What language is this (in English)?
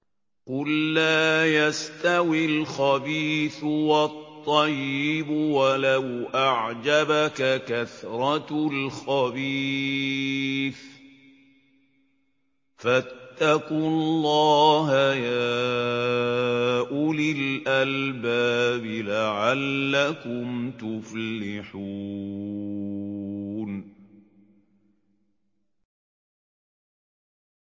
Arabic